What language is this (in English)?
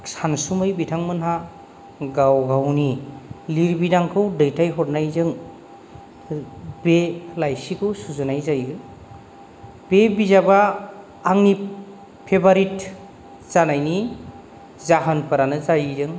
Bodo